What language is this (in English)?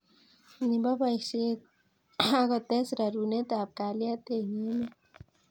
Kalenjin